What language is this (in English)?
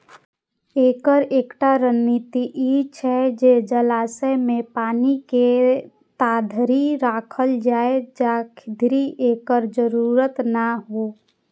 Maithili